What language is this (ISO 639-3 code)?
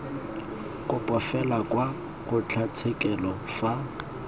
tsn